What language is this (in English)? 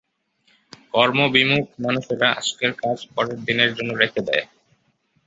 Bangla